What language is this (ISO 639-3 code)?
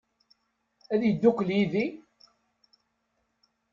kab